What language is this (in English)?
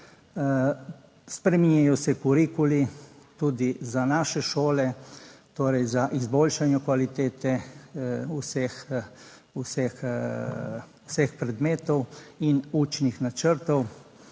Slovenian